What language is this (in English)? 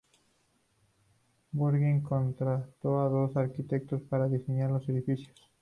Spanish